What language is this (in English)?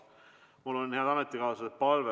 Estonian